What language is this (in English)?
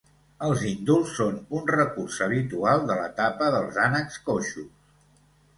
Catalan